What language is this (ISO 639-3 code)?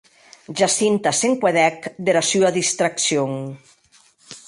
oci